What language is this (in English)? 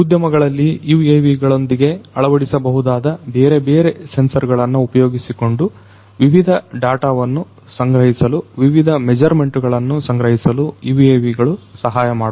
Kannada